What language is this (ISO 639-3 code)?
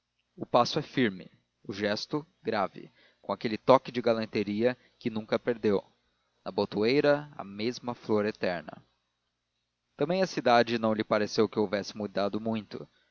por